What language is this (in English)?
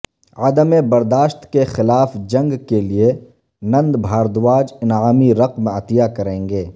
Urdu